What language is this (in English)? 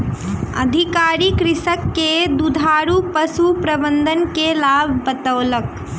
Maithili